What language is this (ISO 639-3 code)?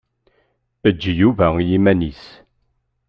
kab